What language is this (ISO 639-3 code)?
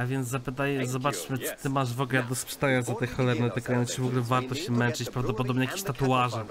pol